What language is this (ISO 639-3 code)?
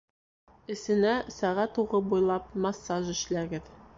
bak